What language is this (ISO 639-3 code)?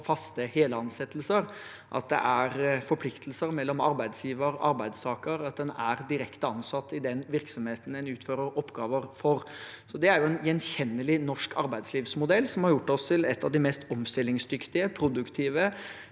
nor